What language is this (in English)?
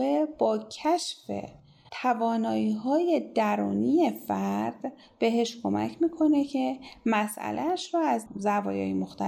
Persian